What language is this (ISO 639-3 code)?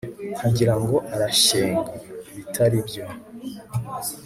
kin